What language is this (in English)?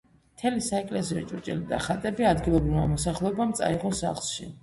Georgian